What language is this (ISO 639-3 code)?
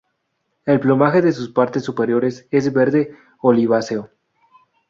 spa